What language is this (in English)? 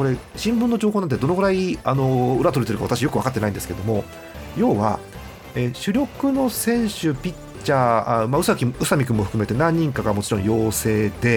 Japanese